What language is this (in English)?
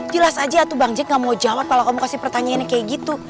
Indonesian